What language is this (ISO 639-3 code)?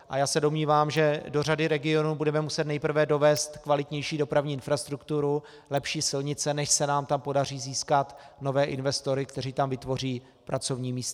ces